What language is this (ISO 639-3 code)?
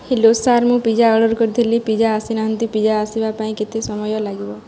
ori